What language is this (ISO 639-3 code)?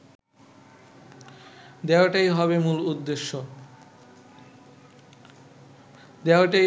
ben